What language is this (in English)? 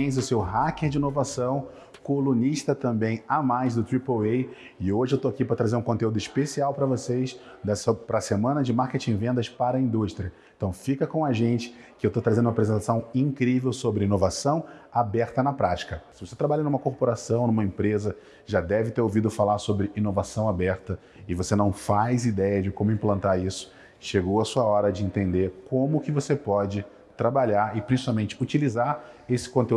Portuguese